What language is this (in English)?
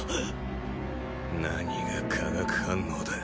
Japanese